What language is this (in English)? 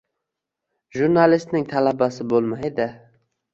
Uzbek